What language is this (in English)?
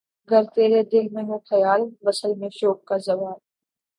Urdu